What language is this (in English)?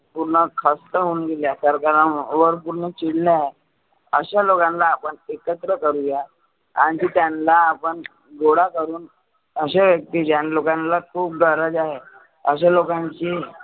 Marathi